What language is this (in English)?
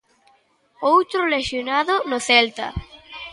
Galician